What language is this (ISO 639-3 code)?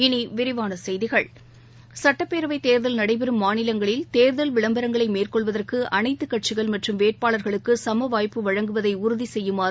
tam